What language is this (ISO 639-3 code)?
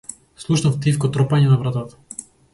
mkd